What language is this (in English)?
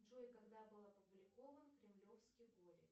Russian